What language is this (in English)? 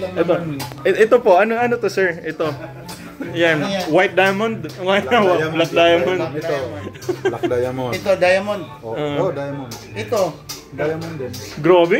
Filipino